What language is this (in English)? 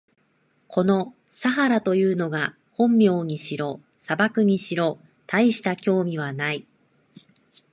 Japanese